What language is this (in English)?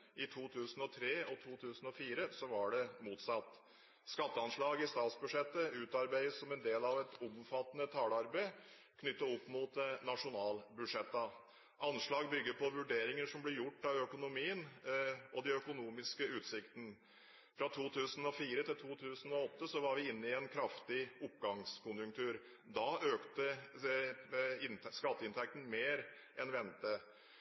Norwegian Bokmål